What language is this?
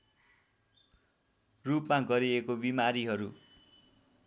Nepali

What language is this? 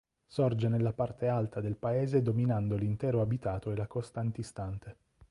Italian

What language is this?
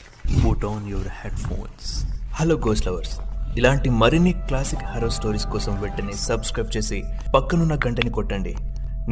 Telugu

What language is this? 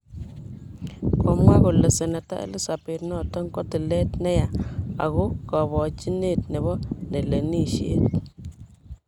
Kalenjin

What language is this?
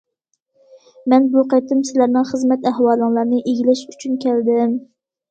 Uyghur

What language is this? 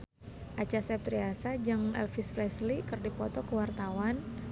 Sundanese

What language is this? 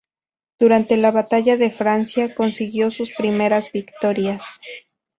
Spanish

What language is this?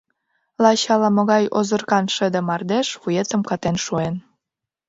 Mari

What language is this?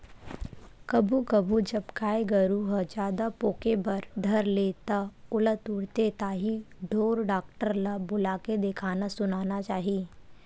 Chhattisgarhi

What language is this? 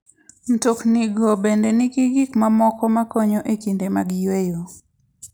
Luo (Kenya and Tanzania)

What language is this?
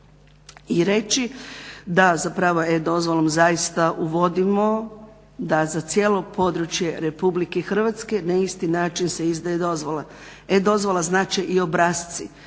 Croatian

